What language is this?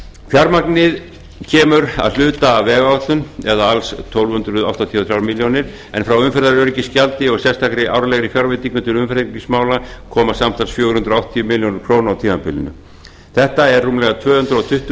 Icelandic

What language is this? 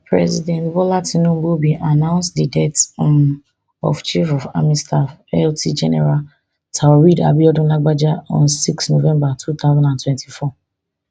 Nigerian Pidgin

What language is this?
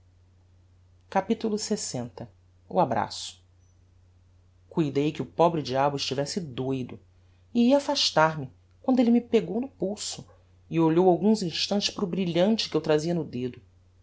Portuguese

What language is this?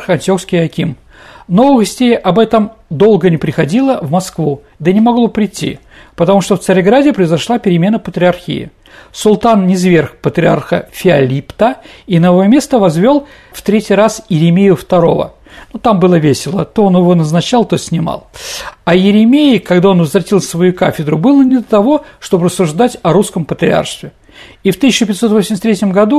Russian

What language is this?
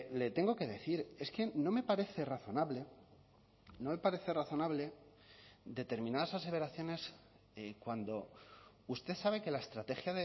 Spanish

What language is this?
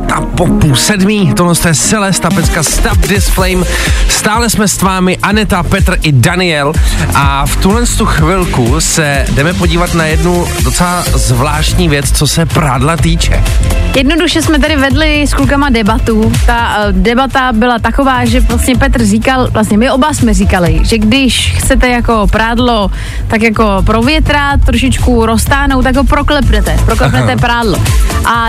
Czech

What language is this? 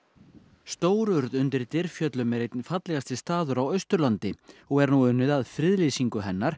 Icelandic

